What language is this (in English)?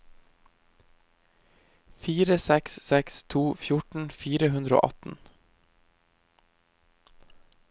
Norwegian